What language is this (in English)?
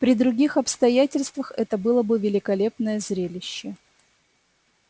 Russian